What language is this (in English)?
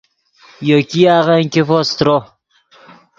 Yidgha